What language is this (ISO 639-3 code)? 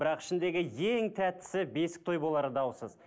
kaz